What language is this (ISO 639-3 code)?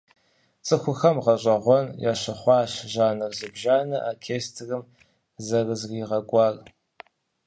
kbd